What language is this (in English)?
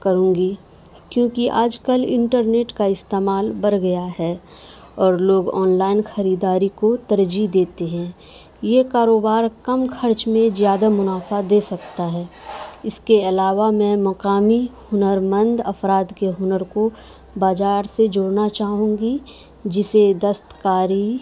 Urdu